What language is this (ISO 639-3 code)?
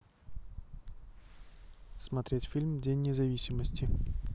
rus